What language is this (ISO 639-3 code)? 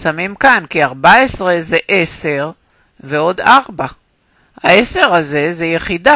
heb